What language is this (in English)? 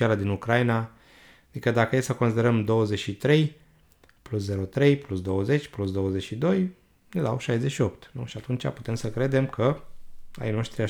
Romanian